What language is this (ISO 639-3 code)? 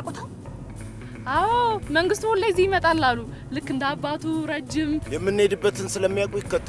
amh